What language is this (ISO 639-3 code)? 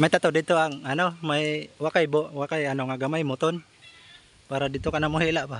fil